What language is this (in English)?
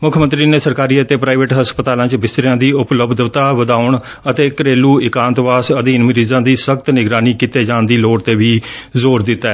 Punjabi